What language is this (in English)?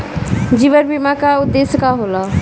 Bhojpuri